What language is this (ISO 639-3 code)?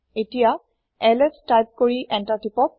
asm